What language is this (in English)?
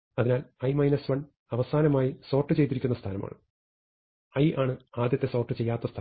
Malayalam